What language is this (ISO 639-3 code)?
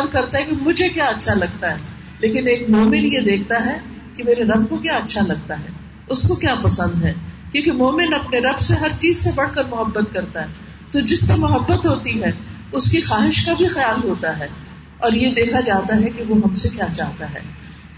urd